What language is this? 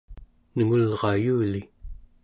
Central Yupik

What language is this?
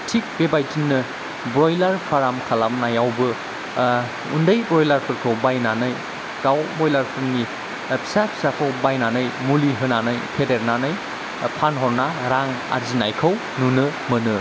Bodo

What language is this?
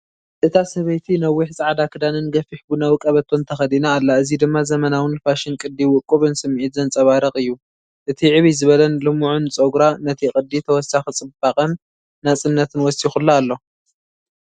Tigrinya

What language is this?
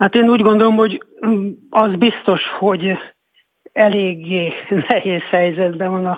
Hungarian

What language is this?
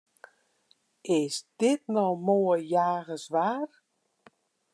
Western Frisian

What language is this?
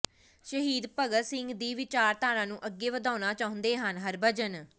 Punjabi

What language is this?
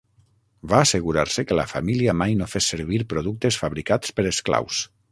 Catalan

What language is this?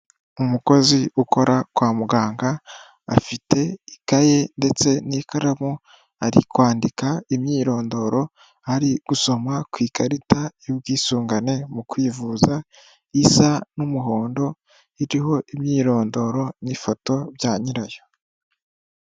Kinyarwanda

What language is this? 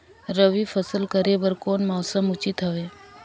Chhattisgarhi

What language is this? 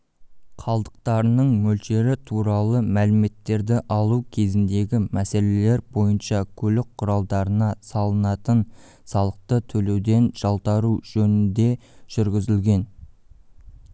Kazakh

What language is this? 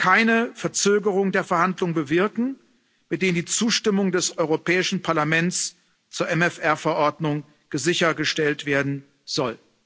German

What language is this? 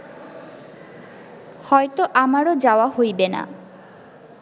Bangla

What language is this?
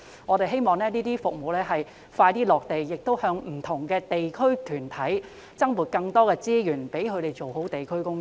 Cantonese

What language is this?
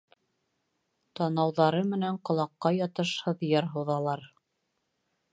Bashkir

